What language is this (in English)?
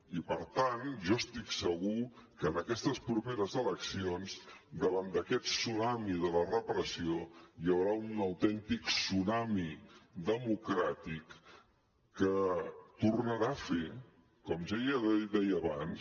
Catalan